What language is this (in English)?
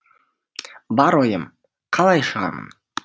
Kazakh